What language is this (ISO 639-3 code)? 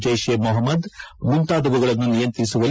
kan